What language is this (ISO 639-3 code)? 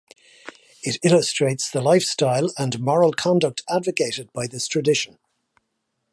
eng